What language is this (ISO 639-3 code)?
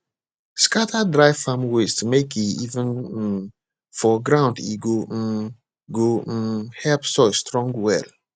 pcm